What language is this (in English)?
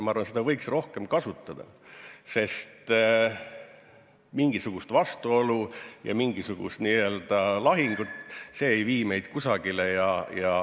Estonian